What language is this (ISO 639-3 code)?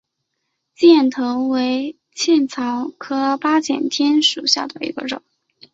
zho